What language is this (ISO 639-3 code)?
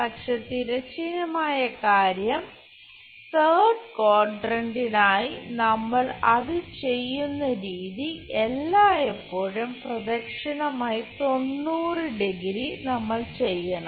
mal